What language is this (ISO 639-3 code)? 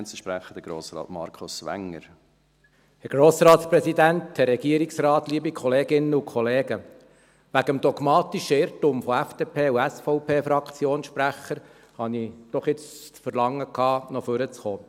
gsw